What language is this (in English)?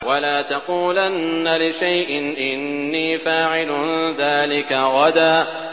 Arabic